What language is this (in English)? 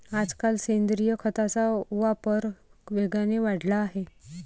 Marathi